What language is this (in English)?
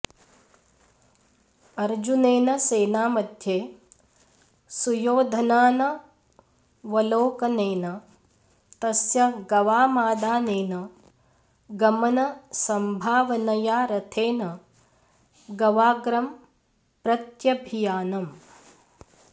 Sanskrit